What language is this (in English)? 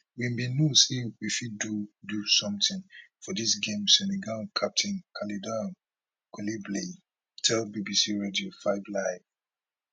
Nigerian Pidgin